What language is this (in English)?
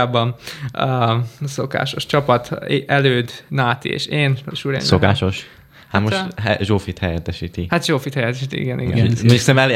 Hungarian